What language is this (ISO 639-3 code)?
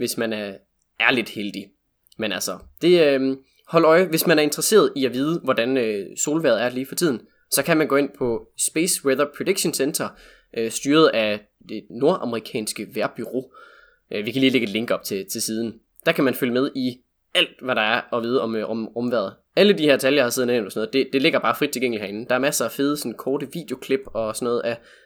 dan